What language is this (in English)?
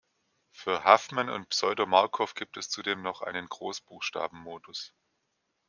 German